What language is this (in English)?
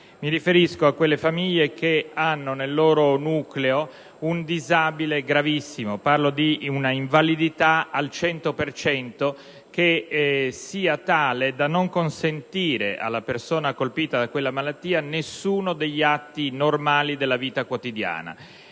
Italian